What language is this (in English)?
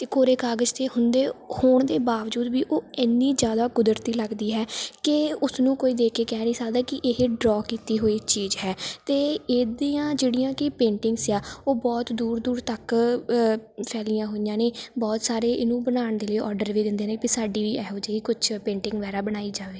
Punjabi